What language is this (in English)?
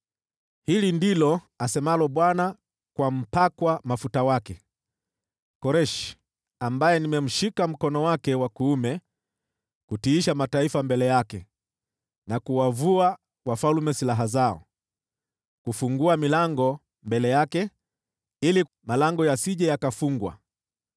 Swahili